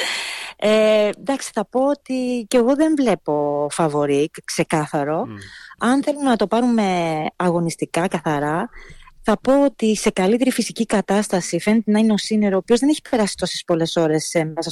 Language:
Greek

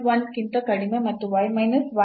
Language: Kannada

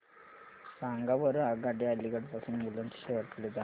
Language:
Marathi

